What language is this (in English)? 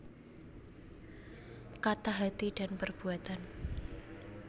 Javanese